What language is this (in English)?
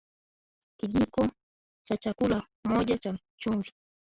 Swahili